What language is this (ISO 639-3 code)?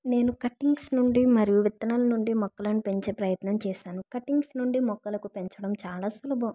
tel